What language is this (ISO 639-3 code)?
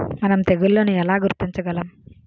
tel